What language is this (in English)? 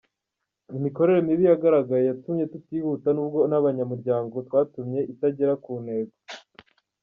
Kinyarwanda